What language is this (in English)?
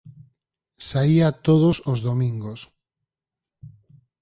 Galician